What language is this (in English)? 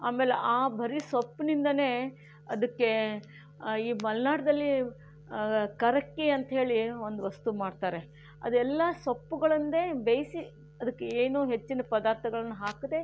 Kannada